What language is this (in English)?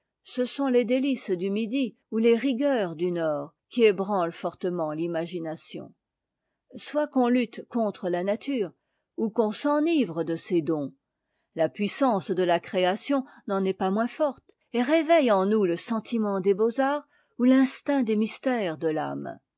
French